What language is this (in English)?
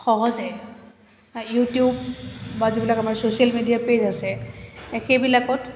Assamese